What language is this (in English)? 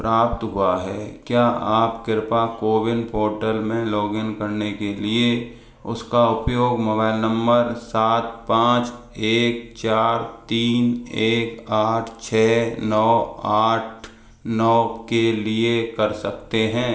Hindi